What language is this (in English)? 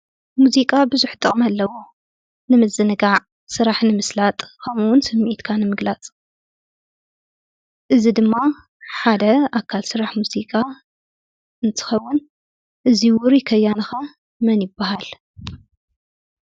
Tigrinya